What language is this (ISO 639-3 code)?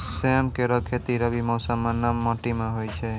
mai